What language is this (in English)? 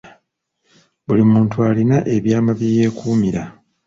Ganda